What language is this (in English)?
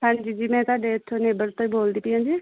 Punjabi